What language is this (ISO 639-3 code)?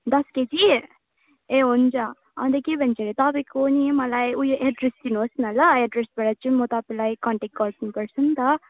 nep